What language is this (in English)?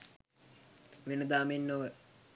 Sinhala